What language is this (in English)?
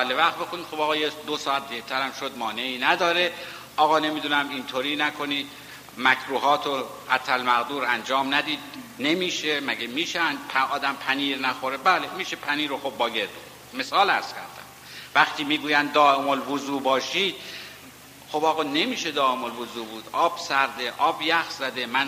Persian